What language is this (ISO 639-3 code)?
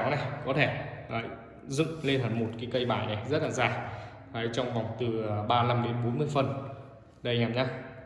vie